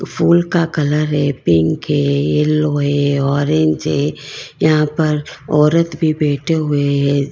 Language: Hindi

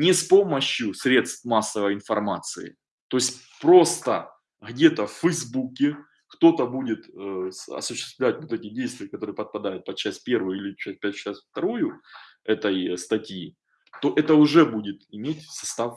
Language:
Russian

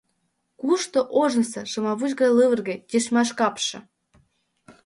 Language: Mari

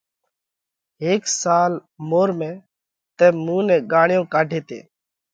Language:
Parkari Koli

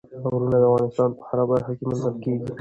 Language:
Pashto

